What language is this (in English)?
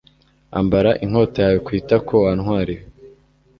Kinyarwanda